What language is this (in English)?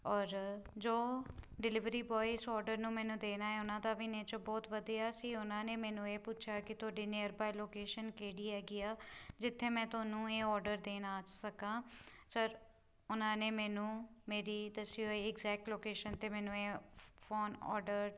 Punjabi